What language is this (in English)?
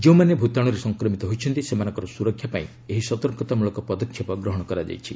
Odia